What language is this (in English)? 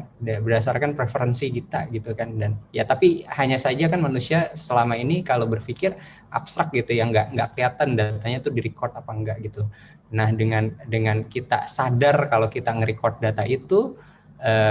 Indonesian